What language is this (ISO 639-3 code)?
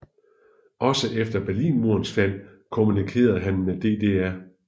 dan